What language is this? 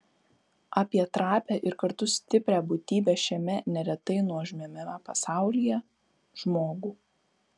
Lithuanian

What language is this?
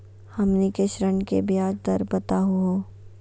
Magahi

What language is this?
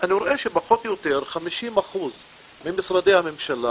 Hebrew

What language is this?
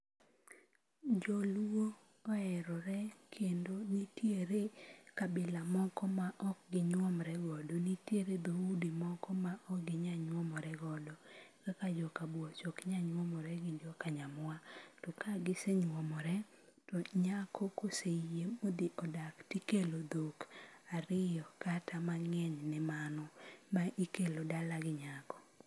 Luo (Kenya and Tanzania)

